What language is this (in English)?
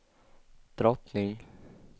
Swedish